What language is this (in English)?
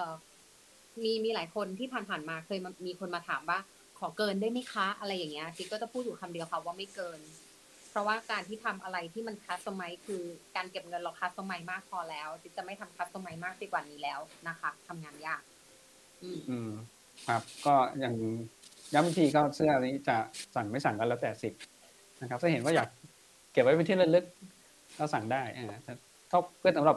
Thai